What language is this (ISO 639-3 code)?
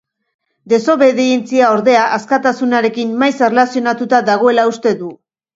eus